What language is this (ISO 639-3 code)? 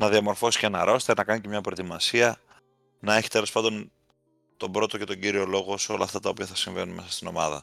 ell